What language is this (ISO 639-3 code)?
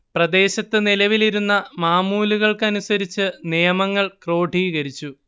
mal